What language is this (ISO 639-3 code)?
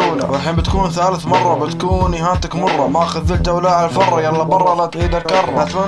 ara